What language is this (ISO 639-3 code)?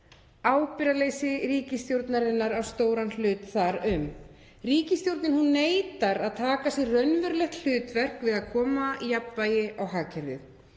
isl